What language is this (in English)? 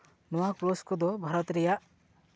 Santali